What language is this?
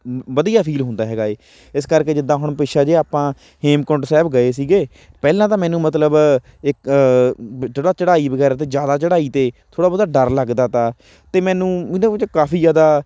Punjabi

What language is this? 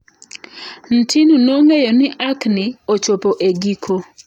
Luo (Kenya and Tanzania)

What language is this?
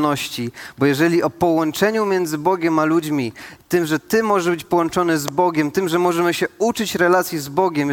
Polish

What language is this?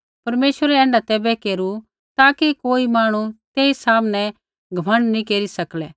Kullu Pahari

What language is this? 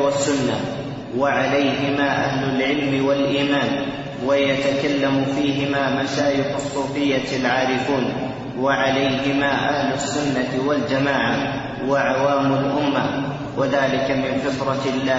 Arabic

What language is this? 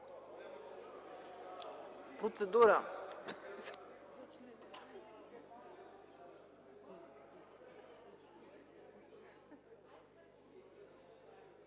Bulgarian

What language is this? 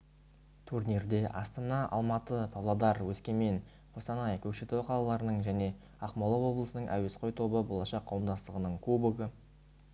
Kazakh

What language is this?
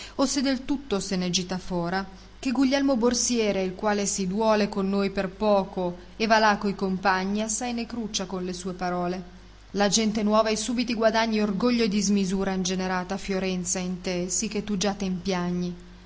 Italian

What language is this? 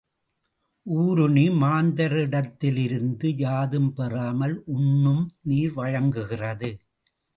Tamil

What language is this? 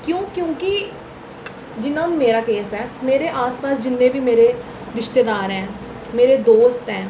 Dogri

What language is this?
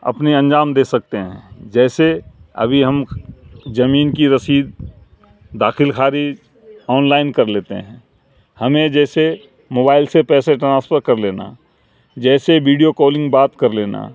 Urdu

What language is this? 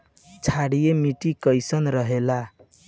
Bhojpuri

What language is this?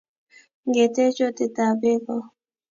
Kalenjin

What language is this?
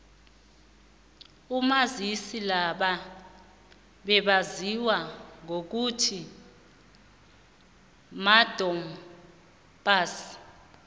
South Ndebele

